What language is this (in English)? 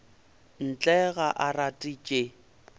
Northern Sotho